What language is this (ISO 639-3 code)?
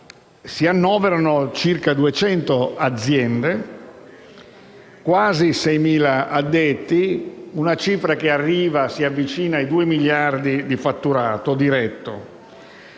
ita